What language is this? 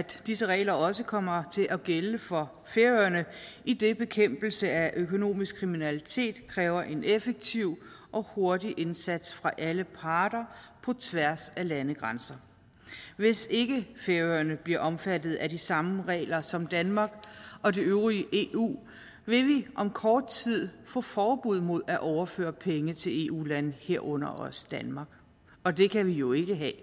Danish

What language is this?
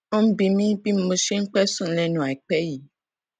Yoruba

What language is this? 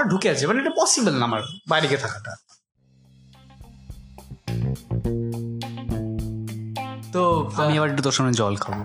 Bangla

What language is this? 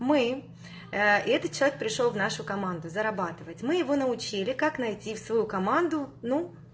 Russian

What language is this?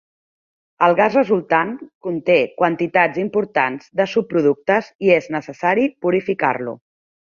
Catalan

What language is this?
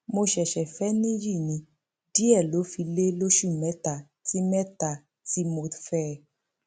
Yoruba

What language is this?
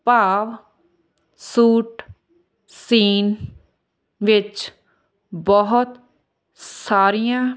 Punjabi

